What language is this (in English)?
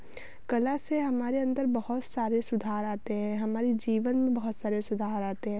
Hindi